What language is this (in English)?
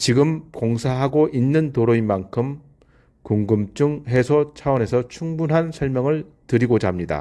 Korean